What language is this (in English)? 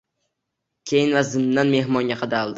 Uzbek